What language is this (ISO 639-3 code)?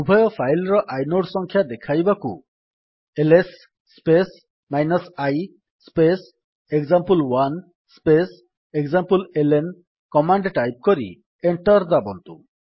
ori